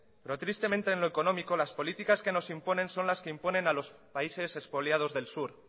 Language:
Spanish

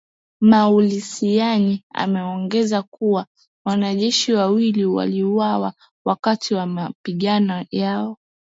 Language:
Swahili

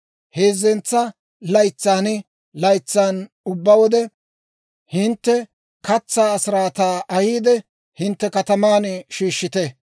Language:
Dawro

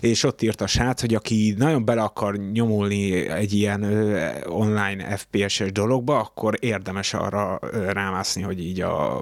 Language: Hungarian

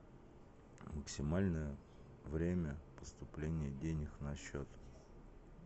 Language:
Russian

